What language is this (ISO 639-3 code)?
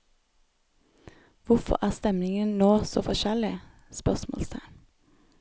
nor